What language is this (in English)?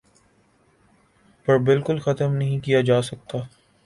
Urdu